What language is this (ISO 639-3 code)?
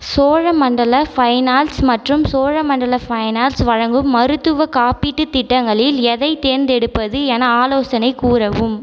tam